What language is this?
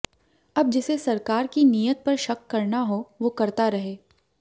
Hindi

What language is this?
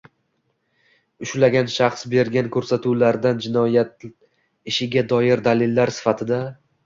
Uzbek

